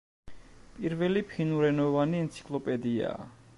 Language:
Georgian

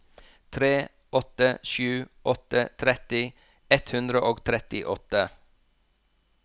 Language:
Norwegian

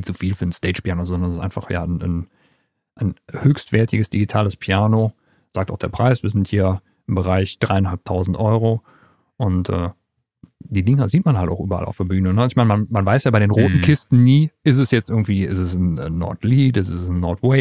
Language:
German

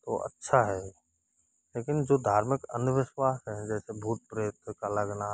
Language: Hindi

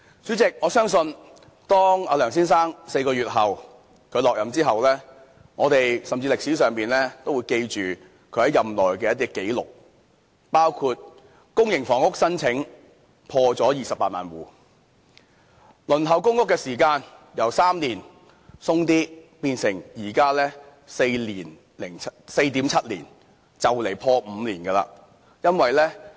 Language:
Cantonese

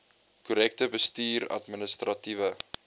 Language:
Afrikaans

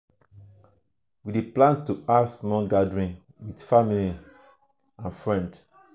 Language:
Nigerian Pidgin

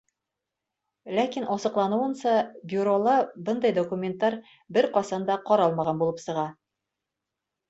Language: Bashkir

